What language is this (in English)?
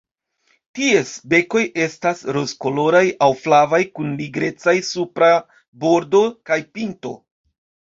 Esperanto